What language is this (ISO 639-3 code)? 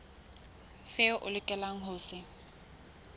sot